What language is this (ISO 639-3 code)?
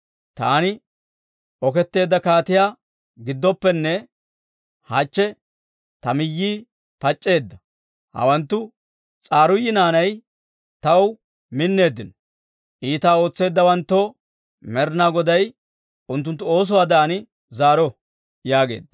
dwr